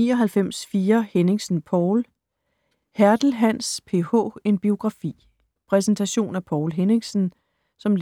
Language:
Danish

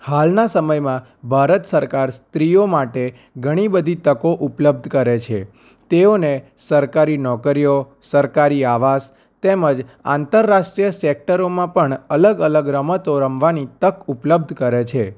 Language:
Gujarati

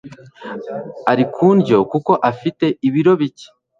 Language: Kinyarwanda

